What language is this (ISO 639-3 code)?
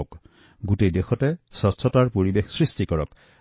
asm